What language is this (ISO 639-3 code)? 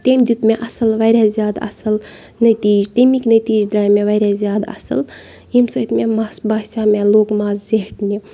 kas